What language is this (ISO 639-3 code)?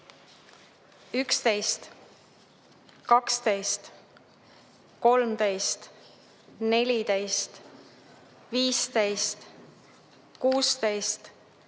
est